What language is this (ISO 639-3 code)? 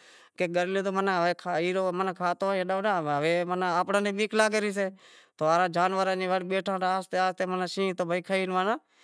kxp